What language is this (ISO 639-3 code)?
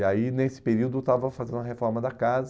por